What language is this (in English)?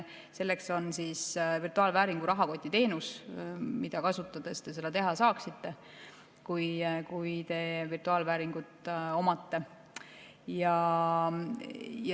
Estonian